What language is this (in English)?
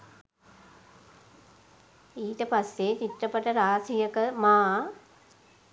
Sinhala